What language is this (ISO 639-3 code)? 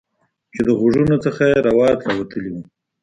pus